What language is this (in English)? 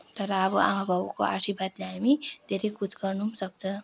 Nepali